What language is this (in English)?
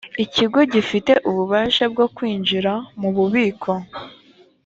Kinyarwanda